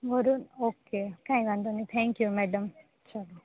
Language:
Gujarati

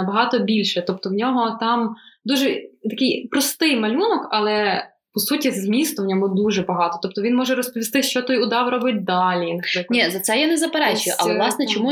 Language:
Ukrainian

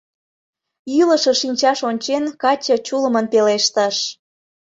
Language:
Mari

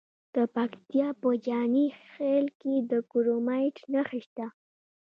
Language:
Pashto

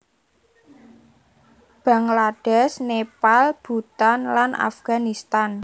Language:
Javanese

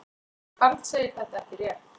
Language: Icelandic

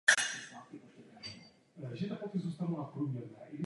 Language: Czech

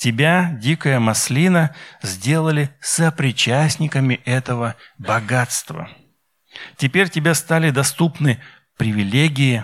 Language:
Russian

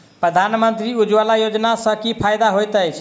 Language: Maithili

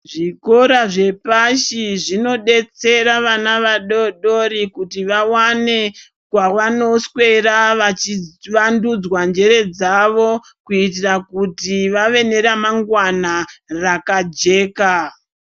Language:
Ndau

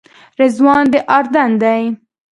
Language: Pashto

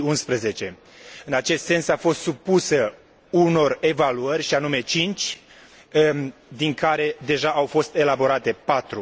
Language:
Romanian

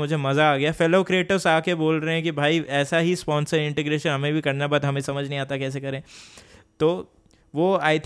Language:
Hindi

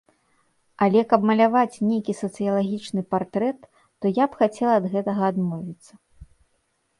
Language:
Belarusian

